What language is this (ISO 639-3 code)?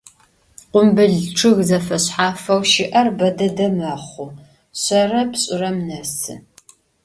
ady